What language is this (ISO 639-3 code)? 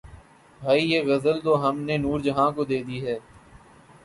urd